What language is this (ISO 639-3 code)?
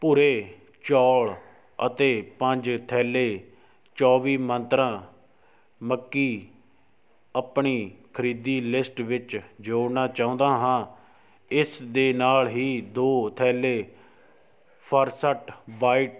pan